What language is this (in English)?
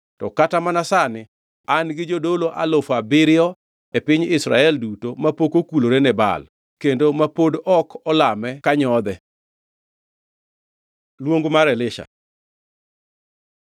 Luo (Kenya and Tanzania)